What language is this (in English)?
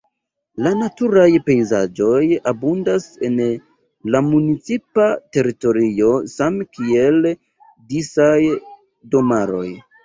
Esperanto